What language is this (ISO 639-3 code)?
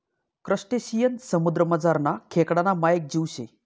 mar